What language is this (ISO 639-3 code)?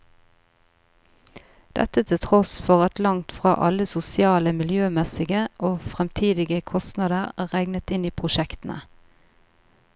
nor